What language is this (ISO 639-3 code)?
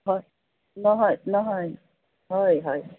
asm